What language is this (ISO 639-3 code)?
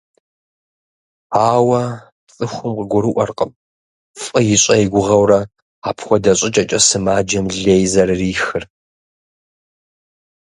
kbd